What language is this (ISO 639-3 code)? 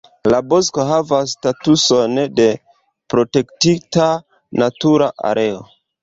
epo